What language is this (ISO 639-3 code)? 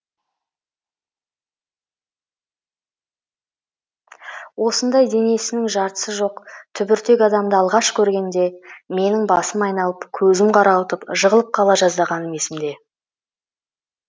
kaz